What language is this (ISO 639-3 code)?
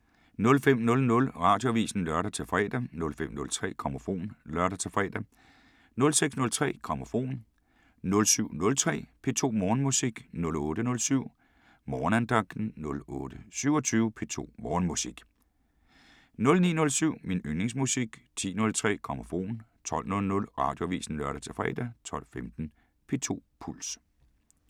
dan